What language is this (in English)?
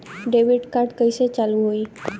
Bhojpuri